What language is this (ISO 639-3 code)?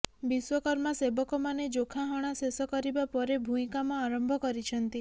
ori